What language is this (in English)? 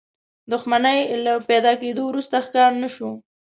Pashto